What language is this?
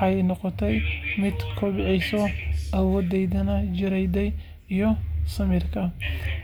Somali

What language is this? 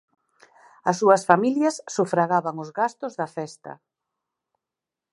Galician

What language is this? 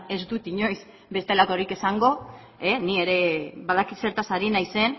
Basque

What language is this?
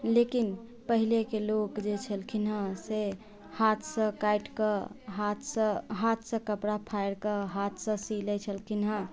Maithili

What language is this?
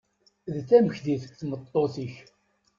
Kabyle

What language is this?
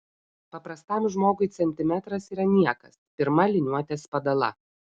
Lithuanian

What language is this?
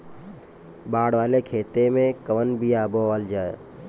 Bhojpuri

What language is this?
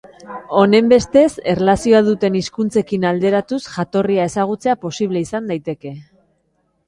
Basque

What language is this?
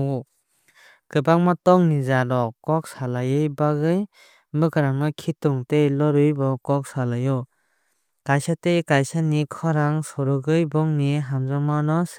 Kok Borok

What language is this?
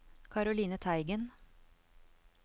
Norwegian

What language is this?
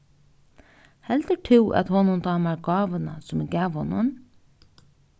Faroese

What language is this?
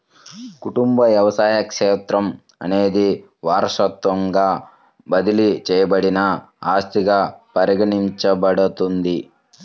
Telugu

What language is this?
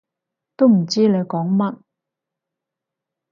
Cantonese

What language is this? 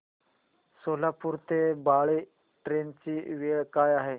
Marathi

